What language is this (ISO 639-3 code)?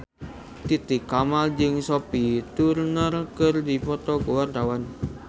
sun